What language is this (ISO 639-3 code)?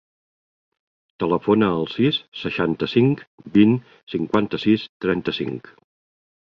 cat